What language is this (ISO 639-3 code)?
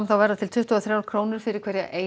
isl